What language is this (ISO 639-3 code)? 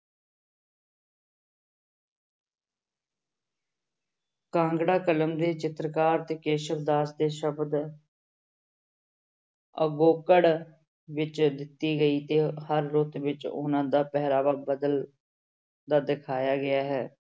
pan